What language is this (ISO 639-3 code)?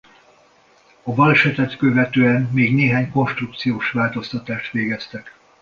hun